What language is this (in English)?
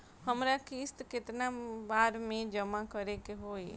Bhojpuri